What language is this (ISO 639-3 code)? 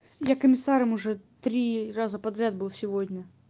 rus